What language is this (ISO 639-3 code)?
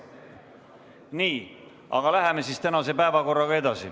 est